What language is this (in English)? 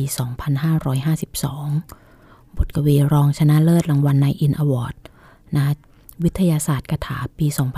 Thai